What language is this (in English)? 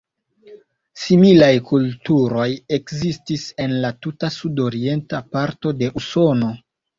Esperanto